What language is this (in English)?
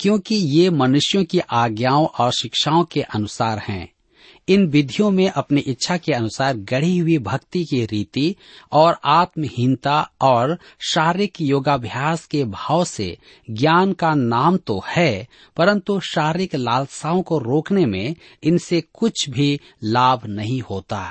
Hindi